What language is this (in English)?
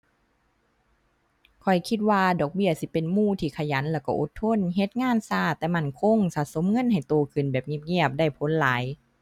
Thai